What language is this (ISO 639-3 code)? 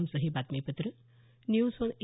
mar